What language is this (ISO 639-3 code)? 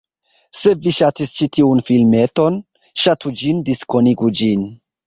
epo